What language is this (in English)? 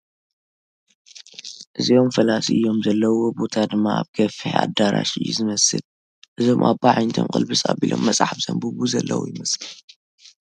Tigrinya